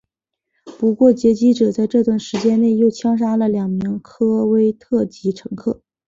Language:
Chinese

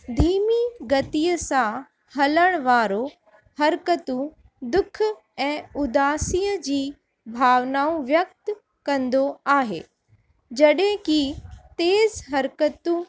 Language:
Sindhi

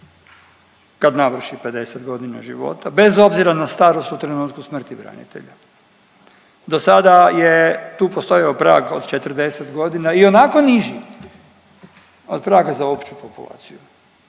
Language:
Croatian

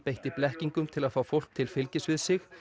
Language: Icelandic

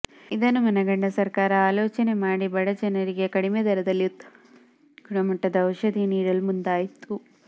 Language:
Kannada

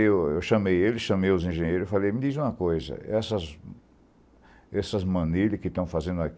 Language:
Portuguese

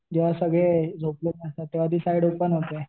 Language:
Marathi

